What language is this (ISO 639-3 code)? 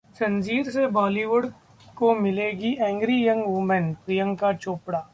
hin